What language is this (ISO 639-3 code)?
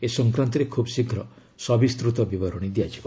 ori